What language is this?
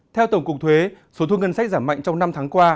Vietnamese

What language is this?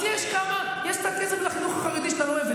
Hebrew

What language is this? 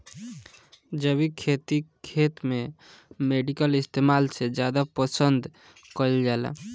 Bhojpuri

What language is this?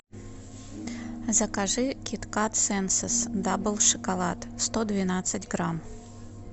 Russian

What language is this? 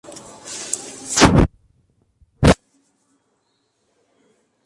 Swahili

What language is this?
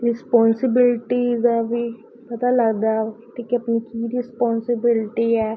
Punjabi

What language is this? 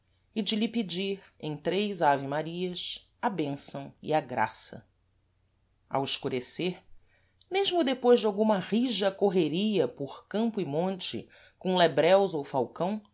Portuguese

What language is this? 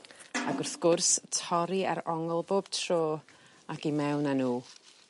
Welsh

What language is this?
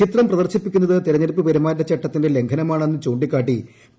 Malayalam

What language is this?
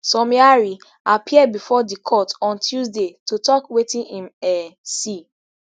Nigerian Pidgin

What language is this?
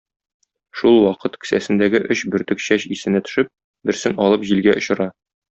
Tatar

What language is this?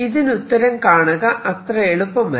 Malayalam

